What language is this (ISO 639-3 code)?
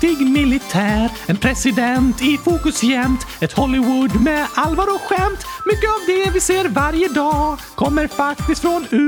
swe